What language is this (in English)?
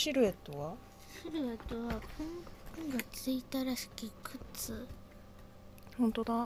Japanese